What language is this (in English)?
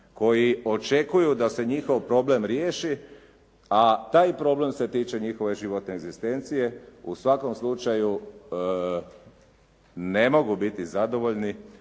Croatian